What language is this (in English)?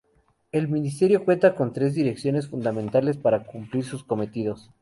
Spanish